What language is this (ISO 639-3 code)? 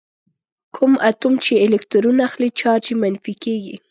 pus